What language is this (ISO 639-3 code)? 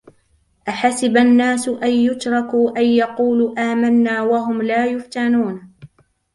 ara